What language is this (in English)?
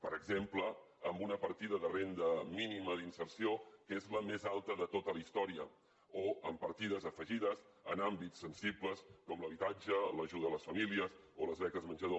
Catalan